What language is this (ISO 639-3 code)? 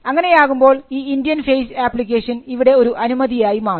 mal